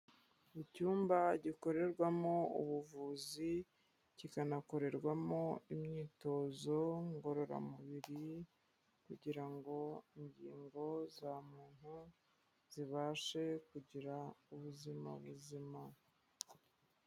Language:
Kinyarwanda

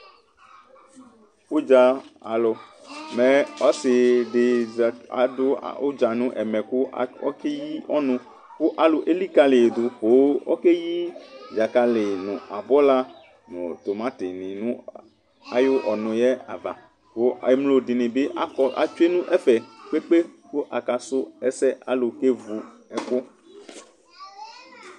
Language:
Ikposo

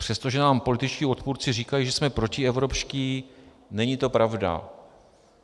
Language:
Czech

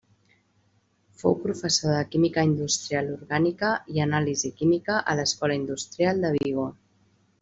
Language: Catalan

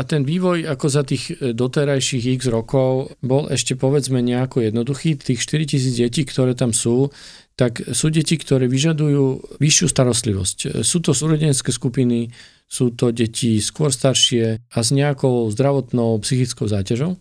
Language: Slovak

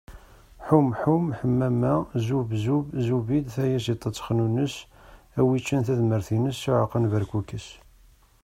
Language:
Kabyle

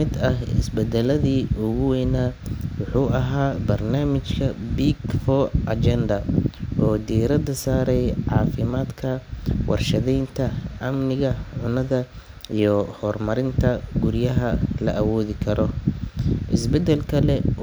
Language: Somali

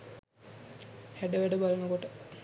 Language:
Sinhala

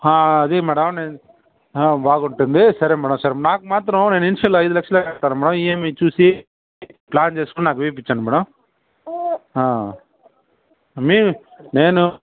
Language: Telugu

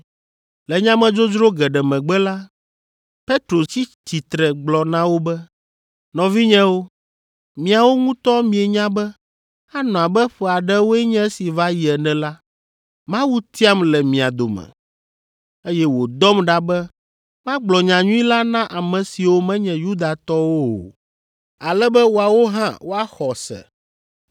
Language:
Ewe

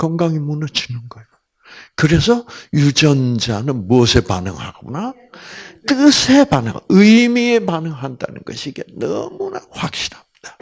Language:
Korean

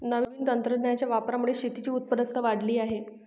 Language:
Marathi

